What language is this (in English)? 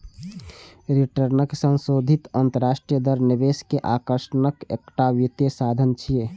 Maithili